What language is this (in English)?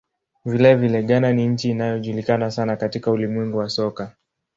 Swahili